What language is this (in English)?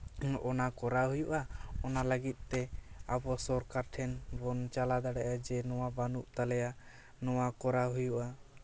Santali